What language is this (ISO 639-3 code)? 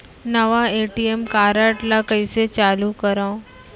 hne